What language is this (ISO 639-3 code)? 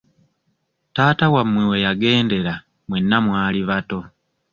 lug